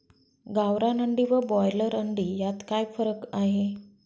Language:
Marathi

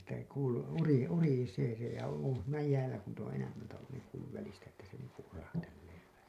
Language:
Finnish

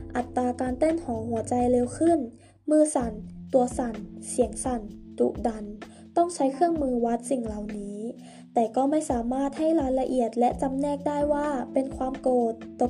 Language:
Thai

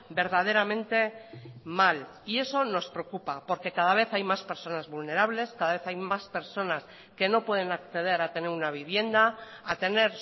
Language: Spanish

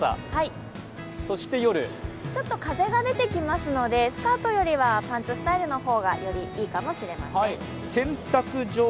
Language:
Japanese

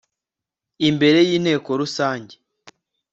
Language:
Kinyarwanda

